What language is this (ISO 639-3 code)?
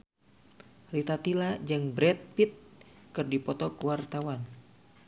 sun